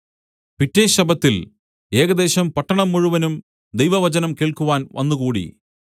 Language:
Malayalam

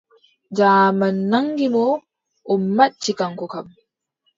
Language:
Adamawa Fulfulde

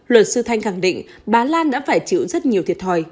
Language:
Vietnamese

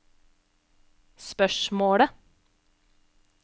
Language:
Norwegian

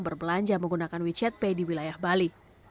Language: Indonesian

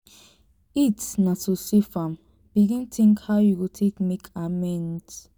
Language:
Nigerian Pidgin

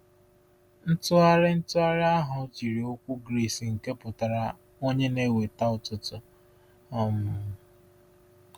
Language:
Igbo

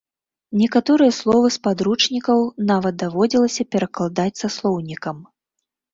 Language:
Belarusian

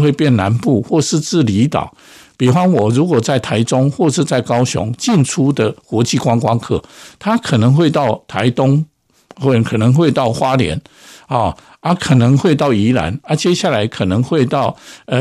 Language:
Chinese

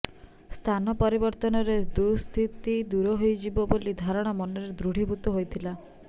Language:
Odia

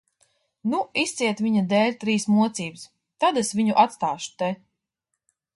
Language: Latvian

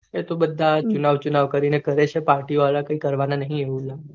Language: Gujarati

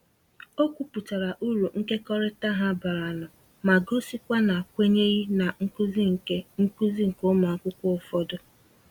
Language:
Igbo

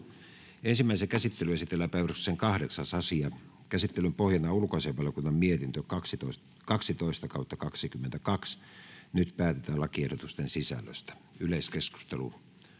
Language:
Finnish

